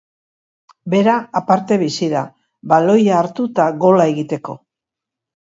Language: Basque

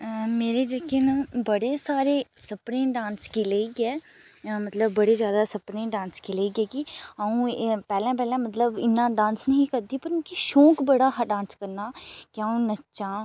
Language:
Dogri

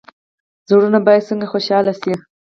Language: Pashto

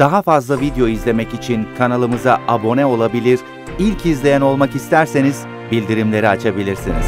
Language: Turkish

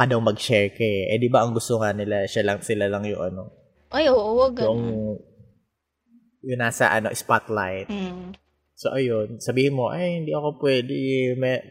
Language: Filipino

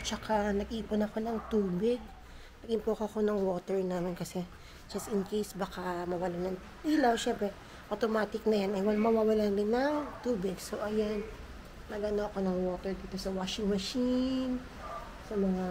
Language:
Filipino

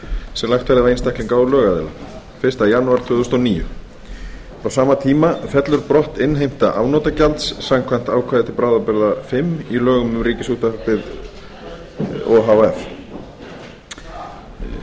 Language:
Icelandic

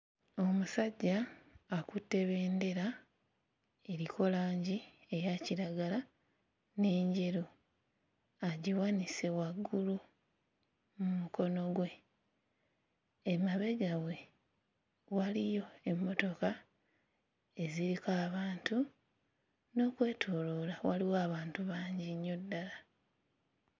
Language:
Ganda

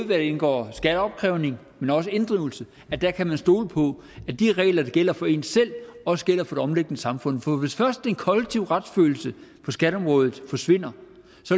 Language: Danish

